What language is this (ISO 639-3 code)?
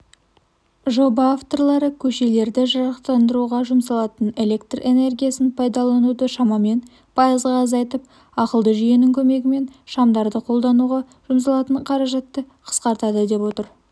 kaz